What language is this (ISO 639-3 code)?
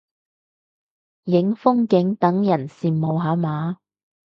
yue